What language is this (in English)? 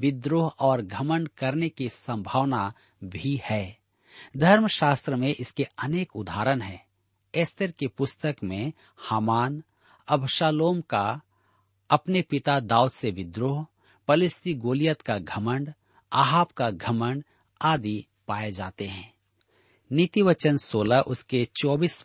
Hindi